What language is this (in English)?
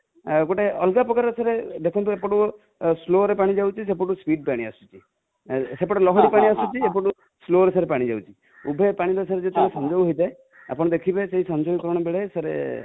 Odia